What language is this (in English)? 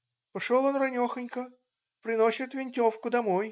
Russian